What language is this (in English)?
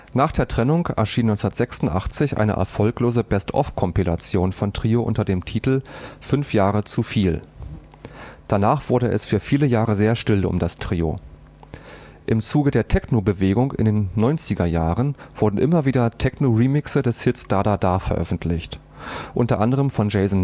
German